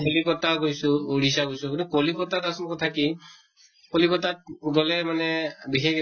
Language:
Assamese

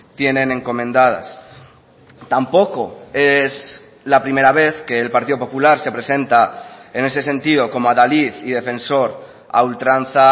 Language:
Spanish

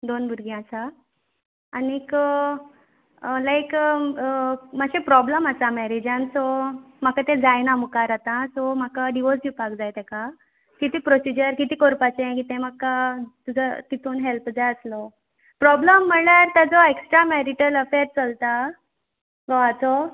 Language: Konkani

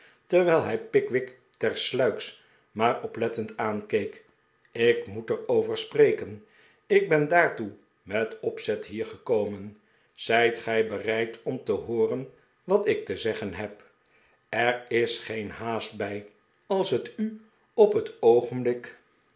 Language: Dutch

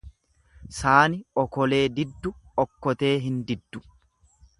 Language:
Oromo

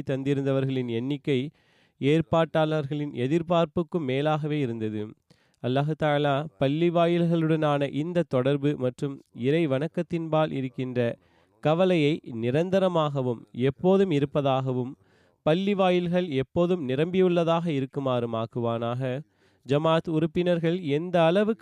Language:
Tamil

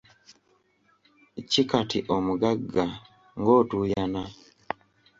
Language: Ganda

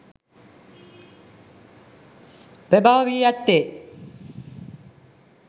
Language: Sinhala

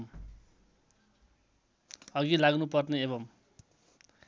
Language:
Nepali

